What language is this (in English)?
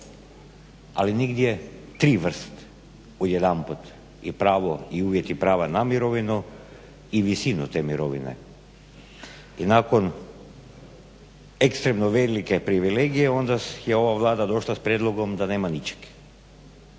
Croatian